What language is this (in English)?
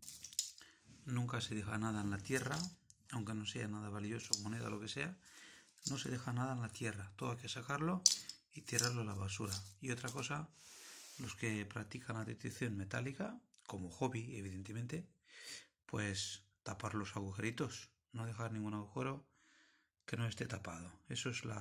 Spanish